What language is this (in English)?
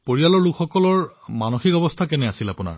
Assamese